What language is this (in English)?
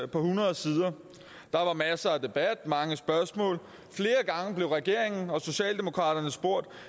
Danish